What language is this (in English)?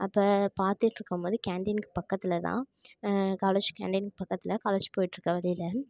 Tamil